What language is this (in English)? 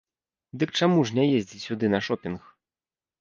Belarusian